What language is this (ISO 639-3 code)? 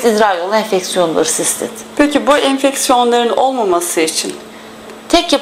tur